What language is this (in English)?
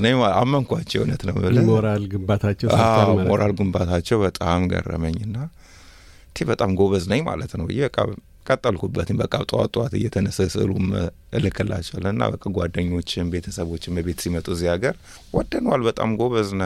Amharic